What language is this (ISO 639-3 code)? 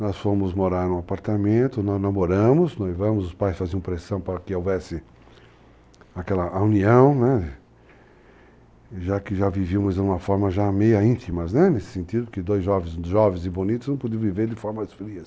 por